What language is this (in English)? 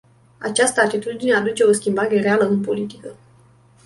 Romanian